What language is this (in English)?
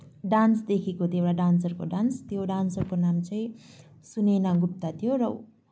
Nepali